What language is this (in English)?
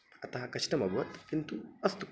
Sanskrit